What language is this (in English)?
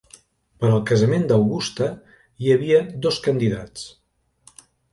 Catalan